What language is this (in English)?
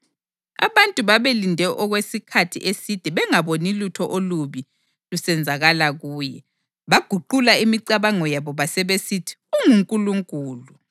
North Ndebele